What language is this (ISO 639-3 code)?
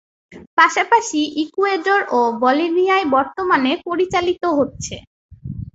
ben